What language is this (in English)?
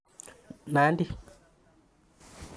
Kalenjin